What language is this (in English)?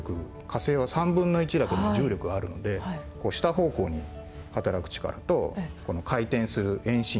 Japanese